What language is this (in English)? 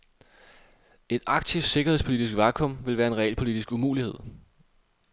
Danish